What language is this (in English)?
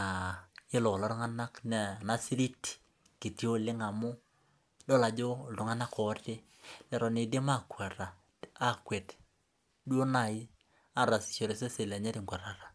Masai